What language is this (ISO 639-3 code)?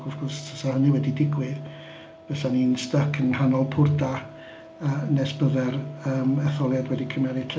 cym